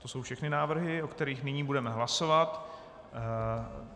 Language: Czech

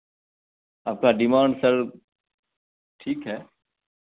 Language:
Hindi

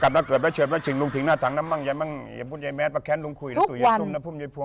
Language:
Thai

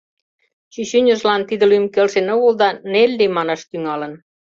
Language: Mari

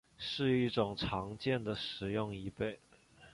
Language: Chinese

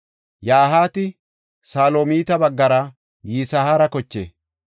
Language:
Gofa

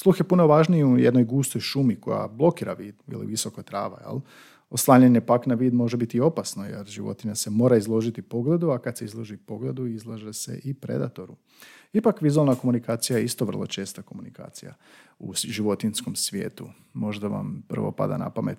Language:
Croatian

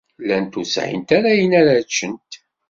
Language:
Kabyle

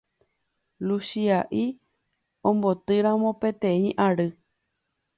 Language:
Guarani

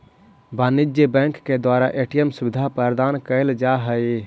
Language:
Magahi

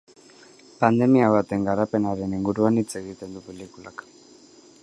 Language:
Basque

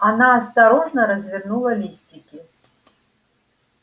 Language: Russian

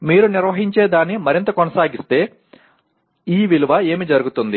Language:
Telugu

